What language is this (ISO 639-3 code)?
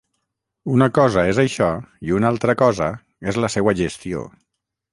cat